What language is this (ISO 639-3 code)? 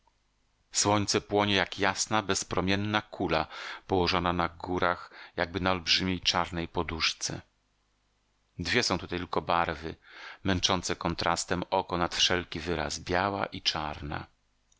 pol